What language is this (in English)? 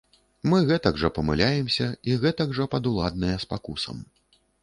Belarusian